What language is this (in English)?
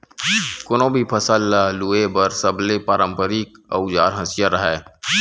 Chhattisgarhi